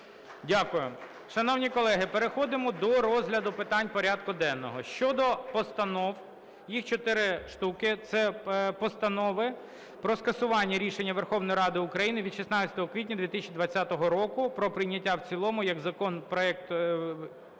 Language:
Ukrainian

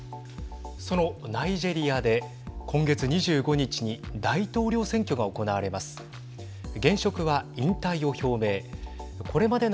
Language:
Japanese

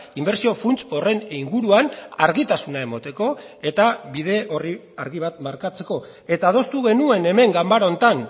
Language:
Basque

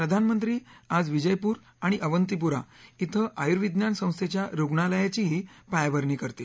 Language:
Marathi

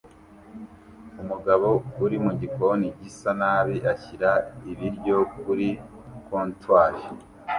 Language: Kinyarwanda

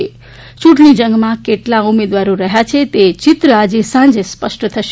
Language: Gujarati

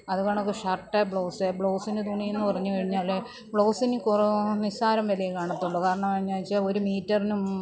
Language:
Malayalam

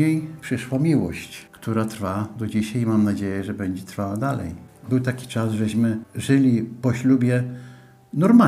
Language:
Polish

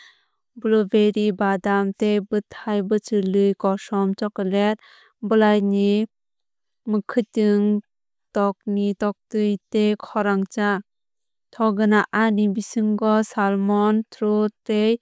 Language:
Kok Borok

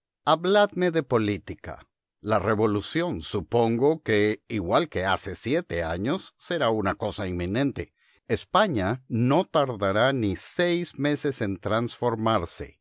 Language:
Spanish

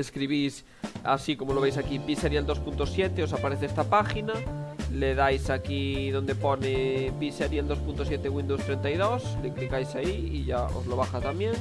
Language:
Spanish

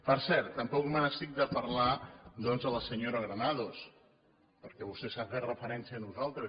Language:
Catalan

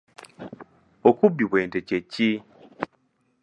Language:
Ganda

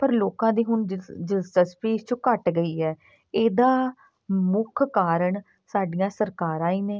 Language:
Punjabi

